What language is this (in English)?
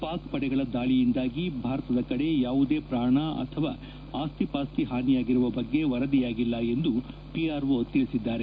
Kannada